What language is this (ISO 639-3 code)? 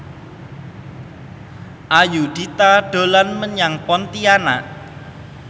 jav